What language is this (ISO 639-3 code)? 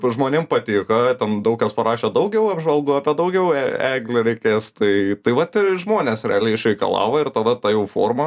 lit